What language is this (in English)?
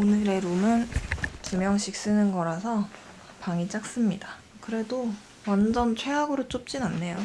Korean